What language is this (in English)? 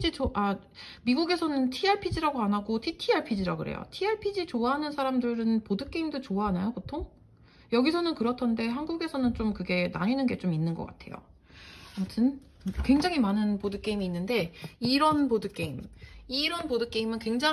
Korean